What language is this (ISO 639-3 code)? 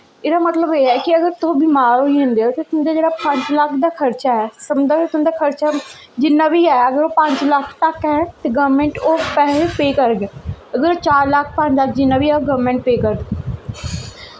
doi